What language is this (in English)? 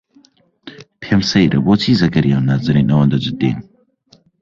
Central Kurdish